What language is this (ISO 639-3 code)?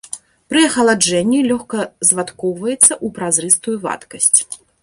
bel